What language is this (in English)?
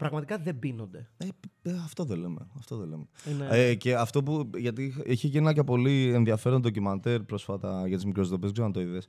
Greek